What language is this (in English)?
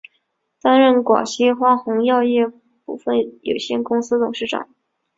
Chinese